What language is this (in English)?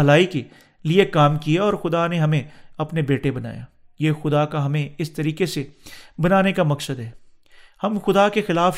Urdu